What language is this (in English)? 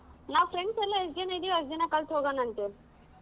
Kannada